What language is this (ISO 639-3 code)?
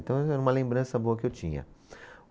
por